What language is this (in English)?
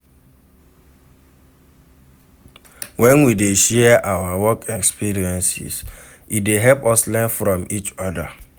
Nigerian Pidgin